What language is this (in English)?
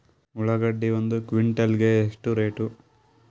Kannada